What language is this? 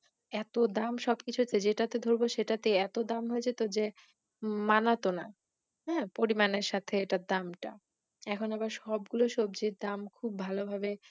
Bangla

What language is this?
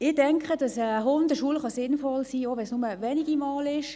Swiss German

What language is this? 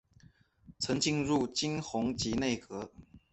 Chinese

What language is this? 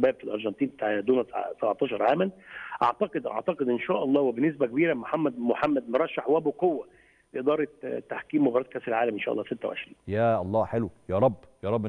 Arabic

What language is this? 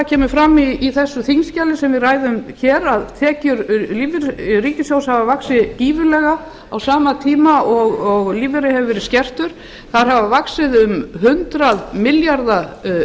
Icelandic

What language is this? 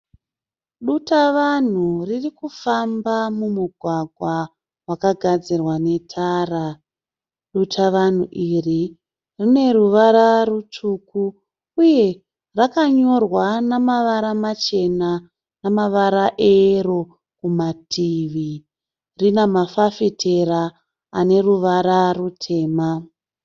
Shona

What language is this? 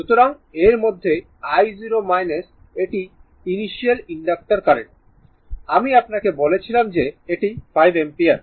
Bangla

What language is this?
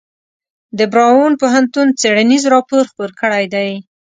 Pashto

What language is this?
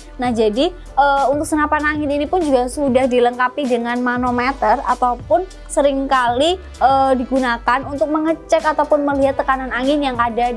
Indonesian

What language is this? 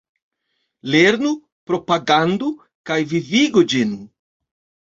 Esperanto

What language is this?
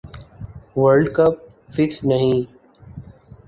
Urdu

